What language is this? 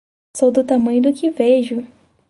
Portuguese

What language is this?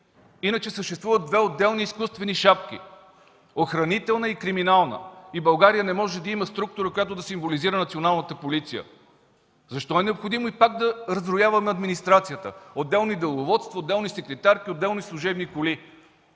Bulgarian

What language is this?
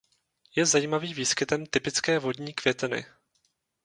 Czech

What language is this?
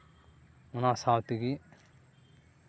Santali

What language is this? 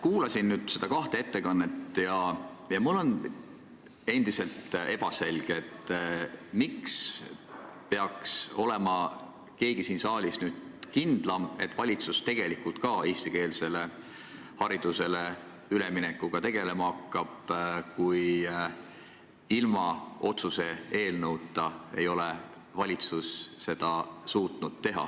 Estonian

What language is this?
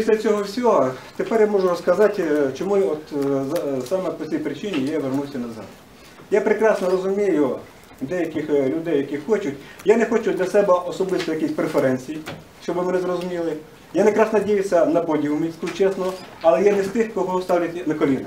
Ukrainian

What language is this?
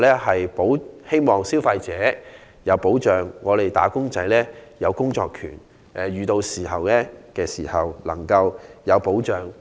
Cantonese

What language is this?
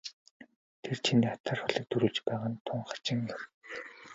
Mongolian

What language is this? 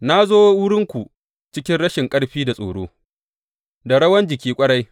Hausa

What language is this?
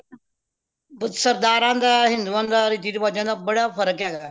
Punjabi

